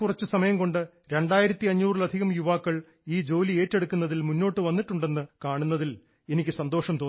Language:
Malayalam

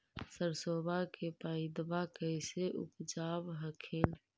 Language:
Magahi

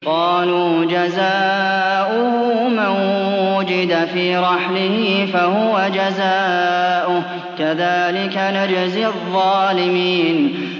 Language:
Arabic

